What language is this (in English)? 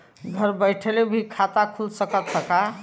Bhojpuri